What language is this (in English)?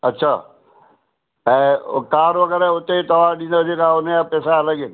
Sindhi